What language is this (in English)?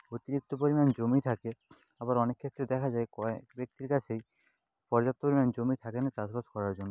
Bangla